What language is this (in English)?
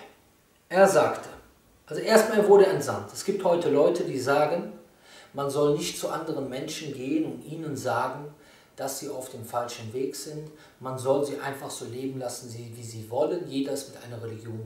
German